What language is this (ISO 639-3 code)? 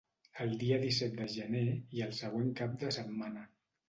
cat